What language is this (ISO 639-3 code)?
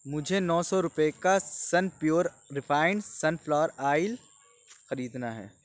urd